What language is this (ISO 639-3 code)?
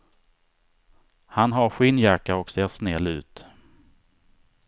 swe